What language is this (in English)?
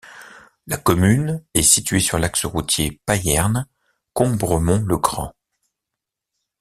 French